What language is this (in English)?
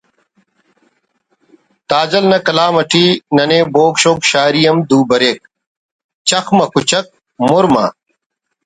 Brahui